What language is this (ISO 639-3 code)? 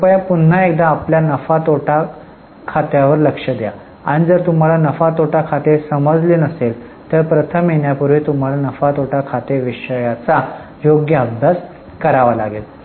mar